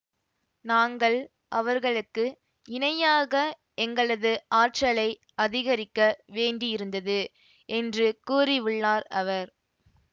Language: Tamil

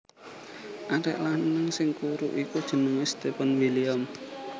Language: Javanese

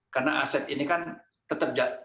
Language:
Indonesian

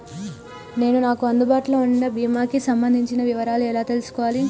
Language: Telugu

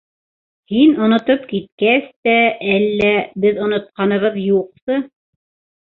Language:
Bashkir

